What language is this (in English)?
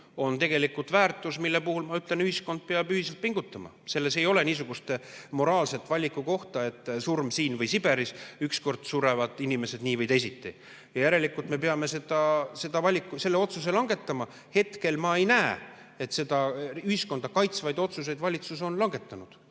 Estonian